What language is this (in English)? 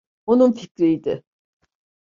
Turkish